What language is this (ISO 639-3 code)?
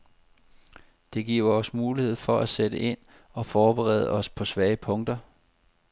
dan